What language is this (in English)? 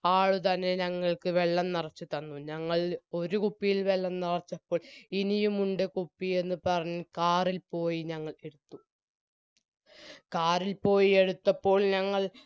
Malayalam